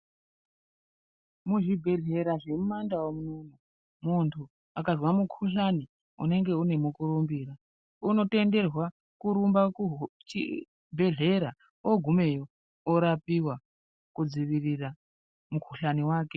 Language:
Ndau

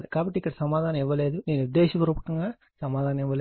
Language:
Telugu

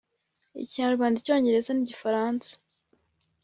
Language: Kinyarwanda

